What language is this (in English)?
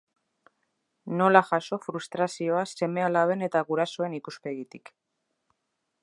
Basque